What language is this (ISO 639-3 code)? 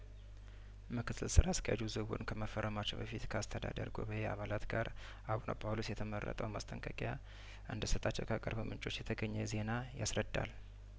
amh